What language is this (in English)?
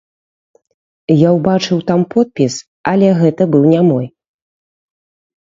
Belarusian